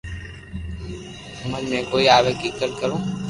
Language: Loarki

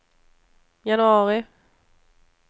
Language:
Swedish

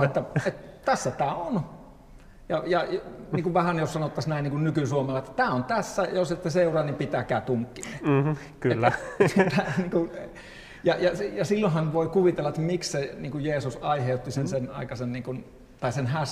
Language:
Finnish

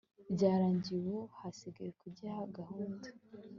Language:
Kinyarwanda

